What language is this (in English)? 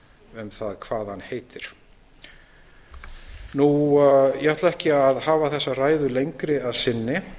Icelandic